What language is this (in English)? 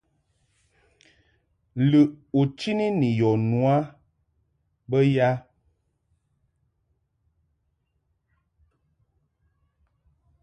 Mungaka